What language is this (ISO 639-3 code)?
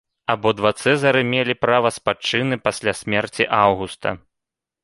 bel